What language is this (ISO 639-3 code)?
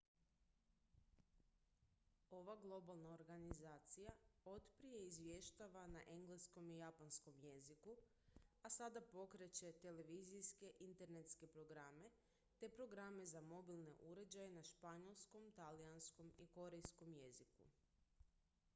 hrv